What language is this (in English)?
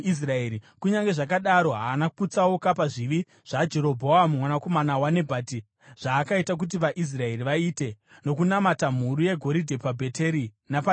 Shona